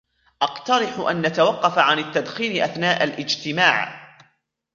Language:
Arabic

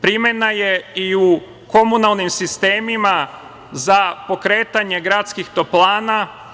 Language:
Serbian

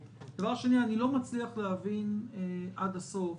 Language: Hebrew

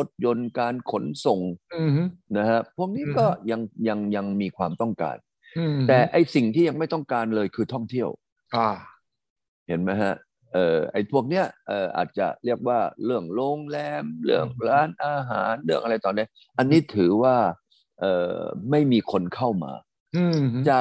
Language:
Thai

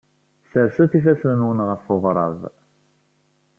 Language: Kabyle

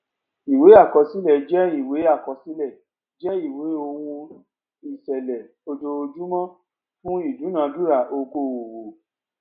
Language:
Yoruba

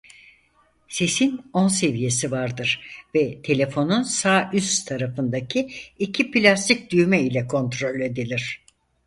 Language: Turkish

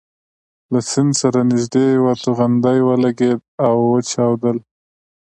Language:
Pashto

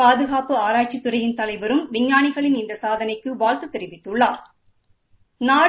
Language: Tamil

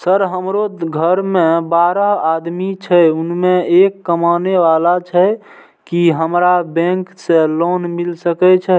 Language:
Maithili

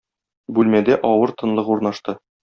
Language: Tatar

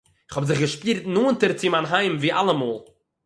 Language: Yiddish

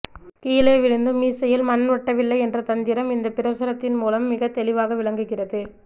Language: Tamil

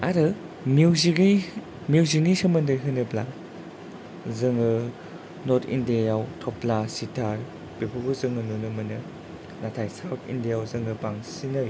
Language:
Bodo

